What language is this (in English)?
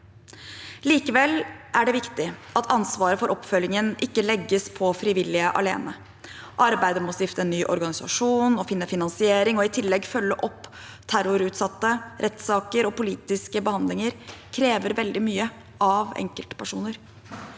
Norwegian